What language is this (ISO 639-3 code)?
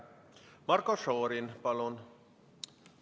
est